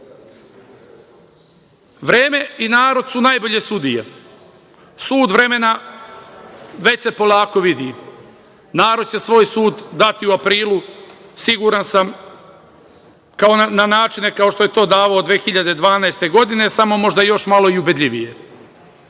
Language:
Serbian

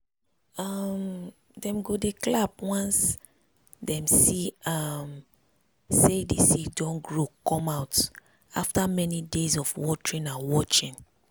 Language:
Nigerian Pidgin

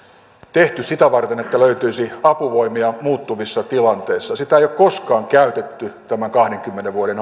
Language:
Finnish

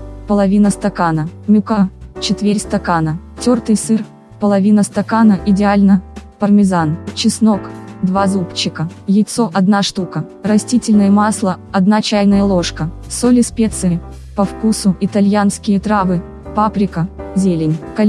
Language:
Russian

